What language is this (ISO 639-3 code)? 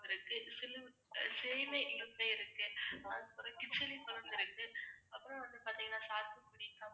tam